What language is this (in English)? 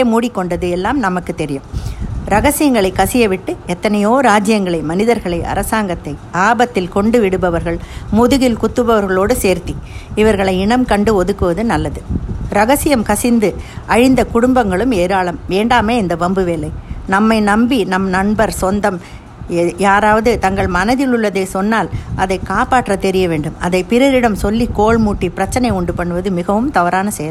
Tamil